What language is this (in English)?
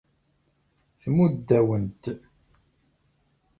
Kabyle